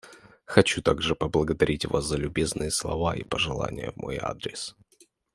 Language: Russian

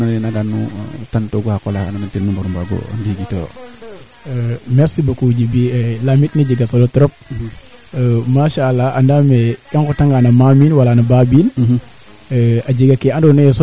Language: Serer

